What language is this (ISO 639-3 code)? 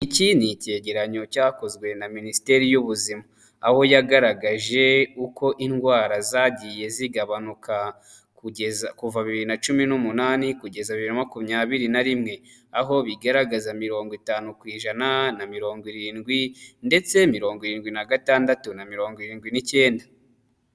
kin